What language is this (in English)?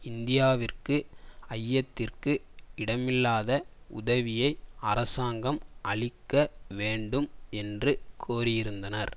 Tamil